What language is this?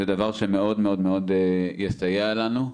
Hebrew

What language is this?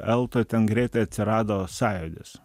Lithuanian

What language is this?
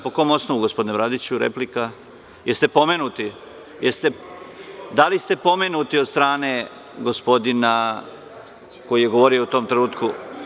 Serbian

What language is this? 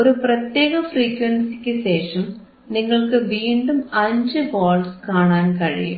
Malayalam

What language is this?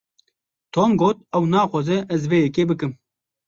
Kurdish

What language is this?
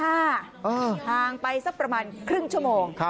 Thai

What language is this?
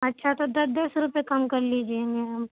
Urdu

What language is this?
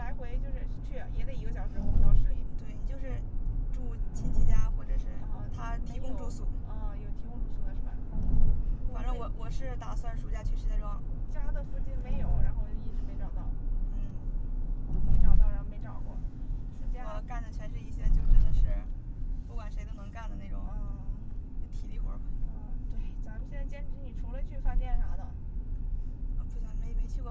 Chinese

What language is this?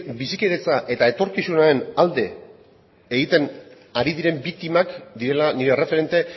Basque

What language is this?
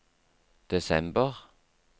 Norwegian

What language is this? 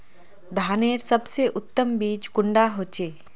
Magahi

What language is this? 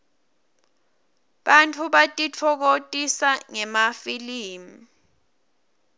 Swati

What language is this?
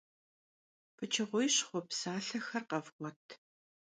Kabardian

